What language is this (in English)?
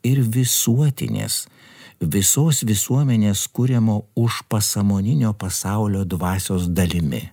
Lithuanian